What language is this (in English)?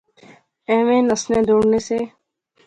Pahari-Potwari